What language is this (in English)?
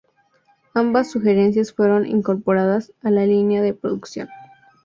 Spanish